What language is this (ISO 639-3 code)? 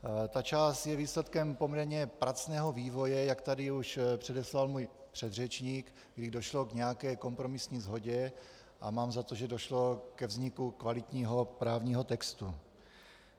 ces